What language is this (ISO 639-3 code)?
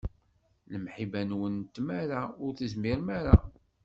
kab